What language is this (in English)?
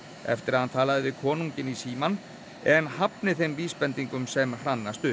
Icelandic